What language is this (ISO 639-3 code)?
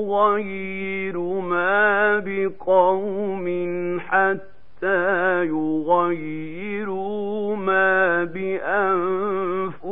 ara